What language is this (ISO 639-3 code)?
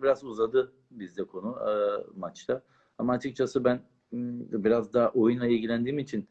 tur